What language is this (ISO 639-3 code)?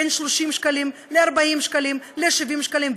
heb